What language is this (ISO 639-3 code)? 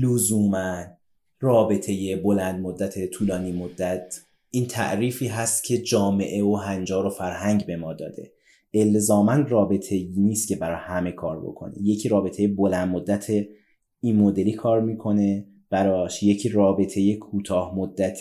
fas